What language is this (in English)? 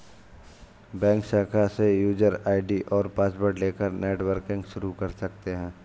Hindi